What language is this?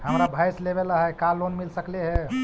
Magahi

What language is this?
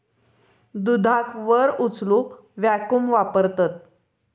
Marathi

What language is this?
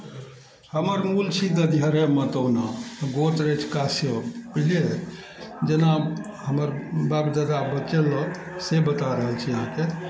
Maithili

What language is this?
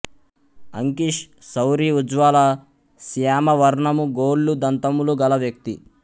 Telugu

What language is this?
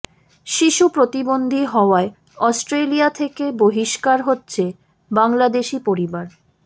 Bangla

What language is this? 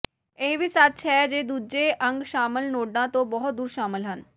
Punjabi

